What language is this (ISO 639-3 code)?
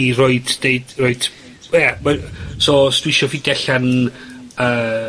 cym